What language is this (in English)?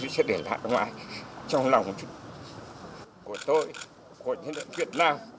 Vietnamese